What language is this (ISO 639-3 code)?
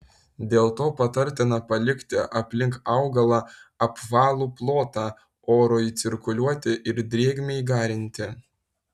lit